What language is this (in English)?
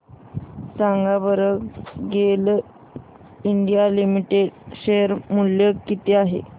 Marathi